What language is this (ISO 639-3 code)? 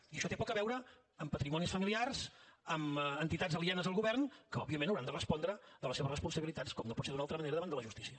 cat